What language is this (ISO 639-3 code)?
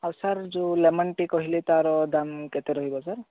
ori